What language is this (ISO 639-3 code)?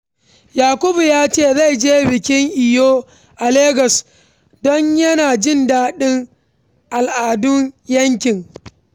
hau